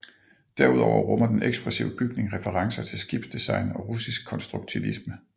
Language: Danish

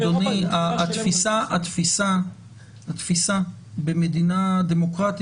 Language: Hebrew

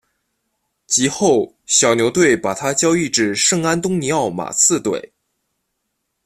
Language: Chinese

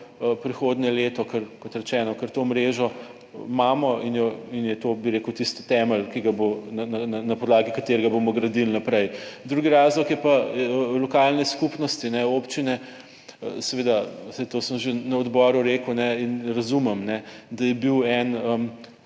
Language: Slovenian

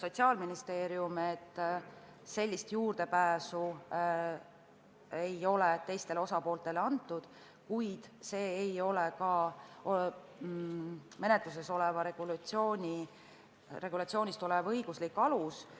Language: Estonian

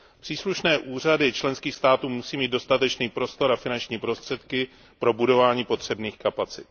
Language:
Czech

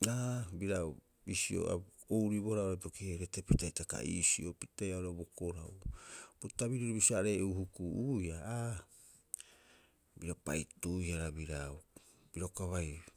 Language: Rapoisi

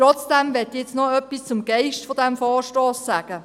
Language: Swiss German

